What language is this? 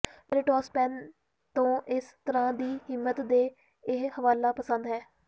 Punjabi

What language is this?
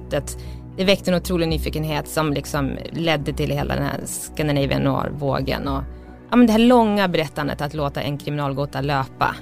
Swedish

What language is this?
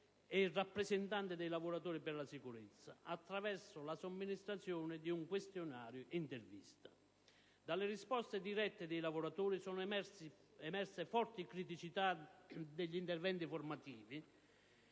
Italian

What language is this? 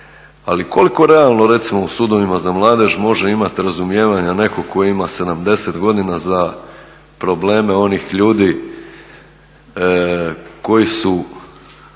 Croatian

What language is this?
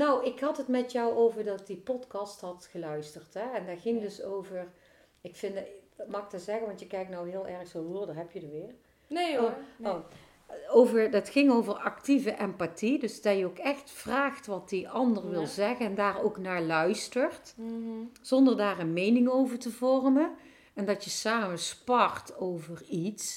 Dutch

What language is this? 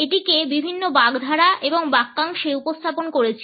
Bangla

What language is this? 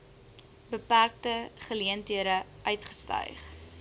Afrikaans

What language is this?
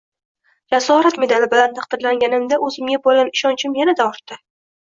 Uzbek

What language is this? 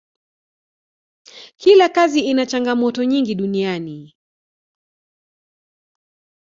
Swahili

